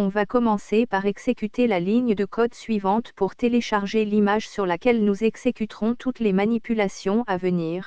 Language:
French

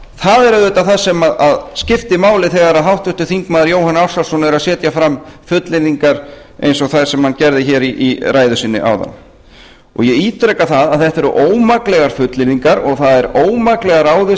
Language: Icelandic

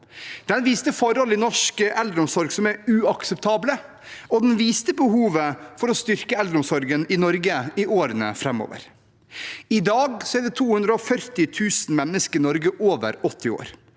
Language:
Norwegian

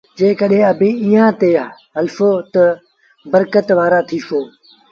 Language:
Sindhi Bhil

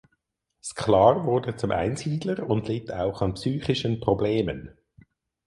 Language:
German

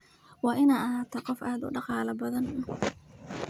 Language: Somali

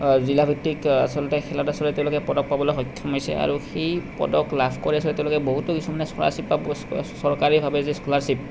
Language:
Assamese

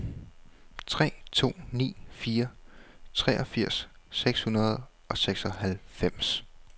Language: Danish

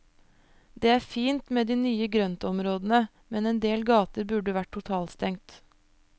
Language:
Norwegian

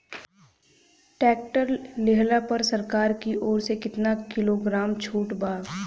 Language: Bhojpuri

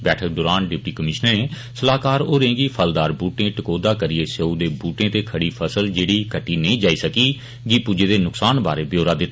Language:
Dogri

